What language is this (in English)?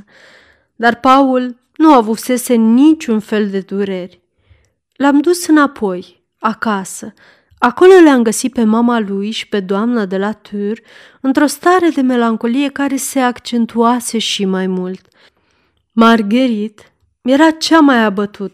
Romanian